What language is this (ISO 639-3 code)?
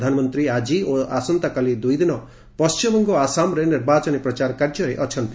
ori